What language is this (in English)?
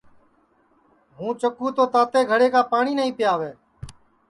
Sansi